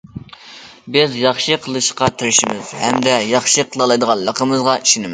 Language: Uyghur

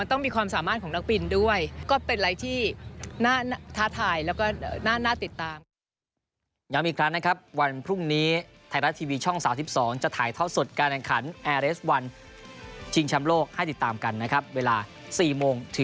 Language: Thai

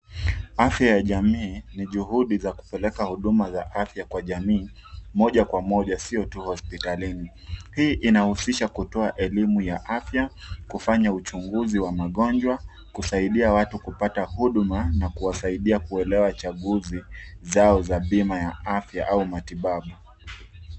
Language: Swahili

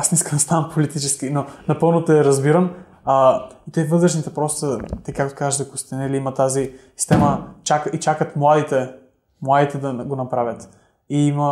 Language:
Bulgarian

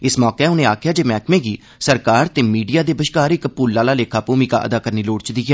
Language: Dogri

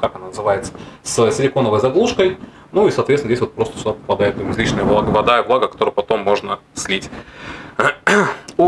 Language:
Russian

